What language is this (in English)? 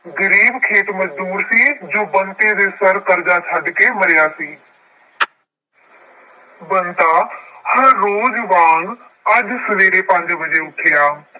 Punjabi